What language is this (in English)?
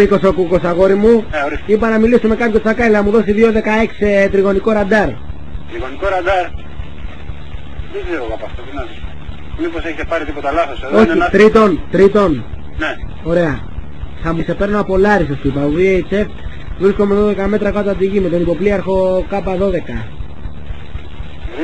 Greek